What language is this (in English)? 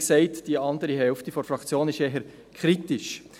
Swiss German